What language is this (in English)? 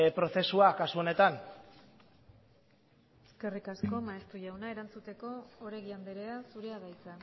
Basque